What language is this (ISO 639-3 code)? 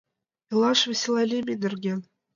chm